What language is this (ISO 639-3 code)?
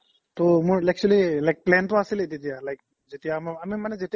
asm